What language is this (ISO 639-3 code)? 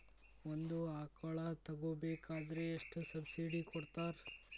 kan